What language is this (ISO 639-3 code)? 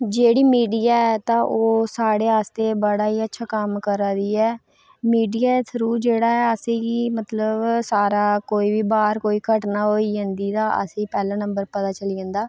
doi